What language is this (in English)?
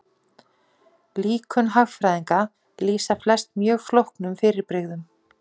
Icelandic